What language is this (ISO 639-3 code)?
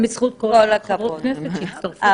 heb